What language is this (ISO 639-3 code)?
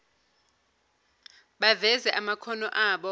zul